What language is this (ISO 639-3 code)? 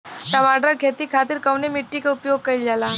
bho